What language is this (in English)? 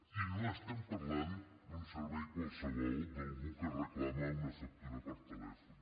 Catalan